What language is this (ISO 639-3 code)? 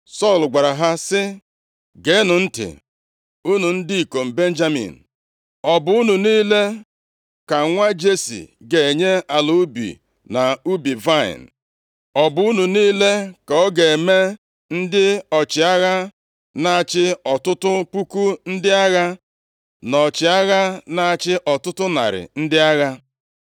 ibo